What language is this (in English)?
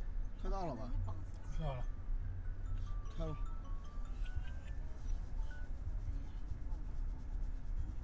Chinese